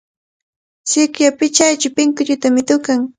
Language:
Cajatambo North Lima Quechua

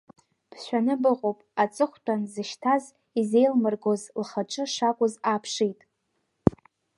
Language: Abkhazian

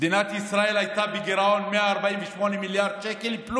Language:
Hebrew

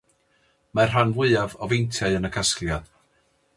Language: Welsh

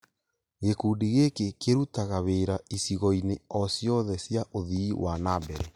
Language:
Kikuyu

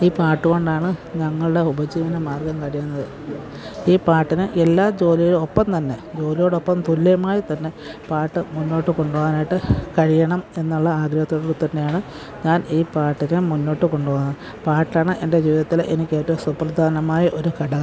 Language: Malayalam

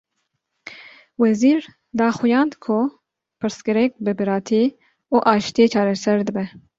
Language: Kurdish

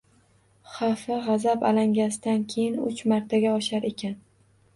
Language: Uzbek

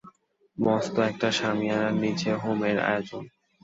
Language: Bangla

